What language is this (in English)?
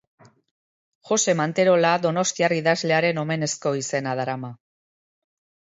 Basque